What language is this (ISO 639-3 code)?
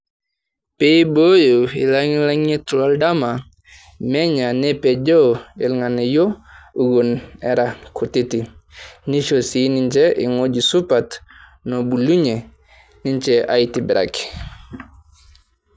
mas